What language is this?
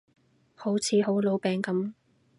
Cantonese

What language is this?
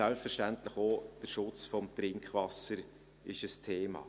Swiss German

